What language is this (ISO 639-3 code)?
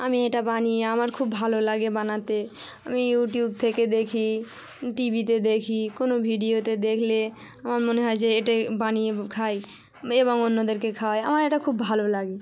ben